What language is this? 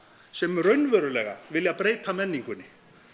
Icelandic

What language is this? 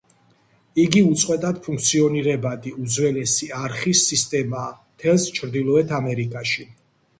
Georgian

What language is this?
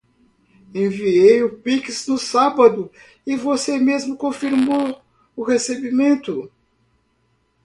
Portuguese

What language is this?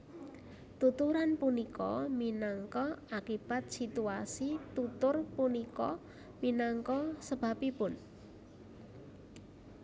Javanese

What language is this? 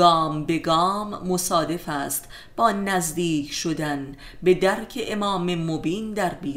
Persian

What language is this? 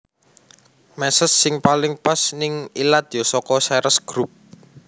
Javanese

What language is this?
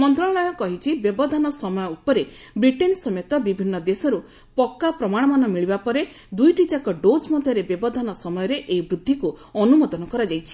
Odia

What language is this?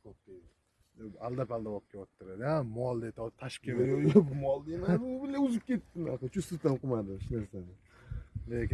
Turkish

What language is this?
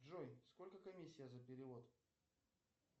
Russian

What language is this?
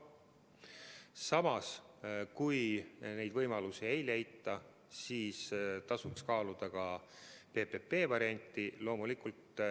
Estonian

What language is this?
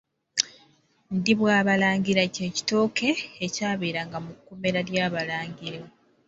Ganda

